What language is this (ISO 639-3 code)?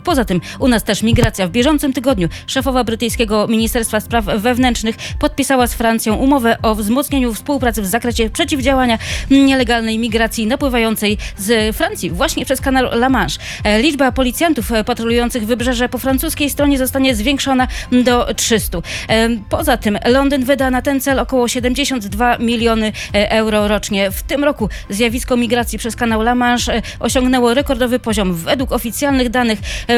pol